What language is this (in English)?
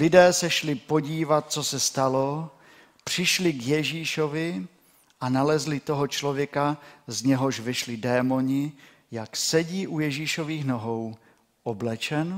Czech